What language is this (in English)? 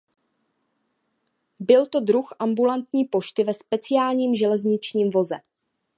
Czech